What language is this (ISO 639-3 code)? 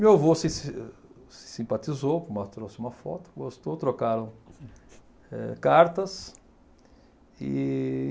por